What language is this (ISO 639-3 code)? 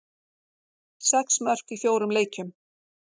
isl